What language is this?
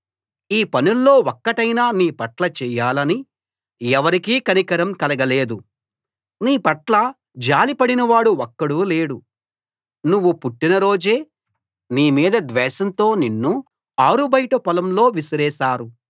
Telugu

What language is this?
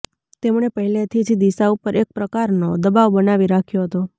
Gujarati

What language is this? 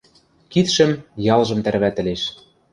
Western Mari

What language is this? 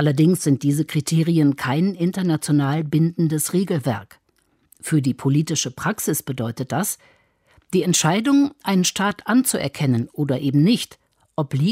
German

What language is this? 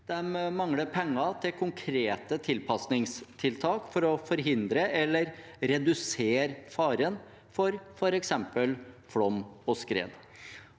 Norwegian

